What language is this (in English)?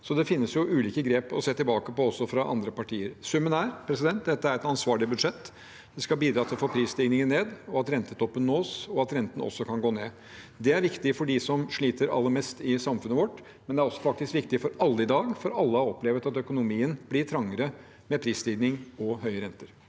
Norwegian